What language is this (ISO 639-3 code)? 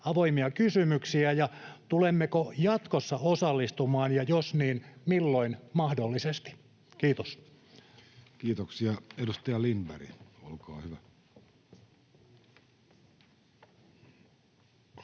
fin